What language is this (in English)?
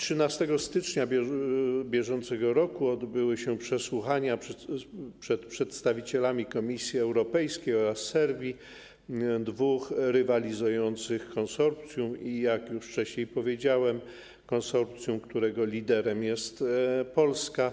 Polish